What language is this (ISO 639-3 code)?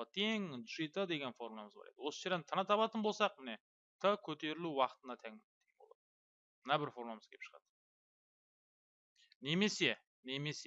tur